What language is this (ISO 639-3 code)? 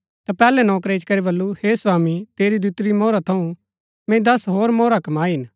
gbk